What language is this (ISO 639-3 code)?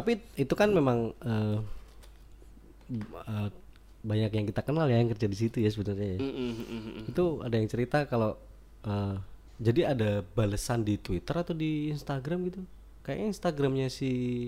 ind